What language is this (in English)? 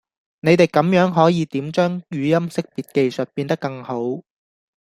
Cantonese